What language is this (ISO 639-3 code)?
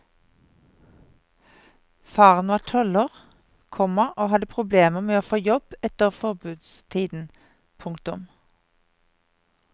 nor